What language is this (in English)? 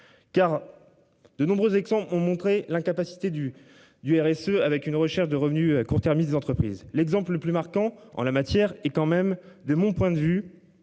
French